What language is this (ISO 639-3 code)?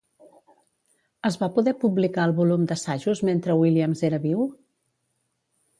cat